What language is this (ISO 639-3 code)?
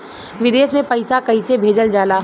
bho